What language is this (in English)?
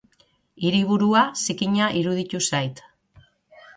Basque